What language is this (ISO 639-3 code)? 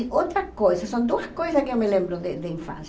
por